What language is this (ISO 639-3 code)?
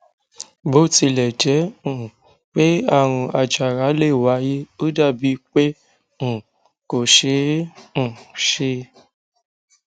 yor